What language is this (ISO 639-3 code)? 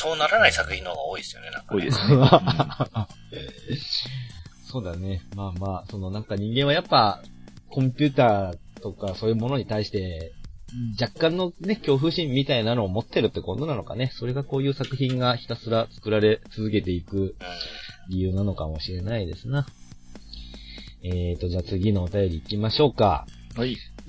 jpn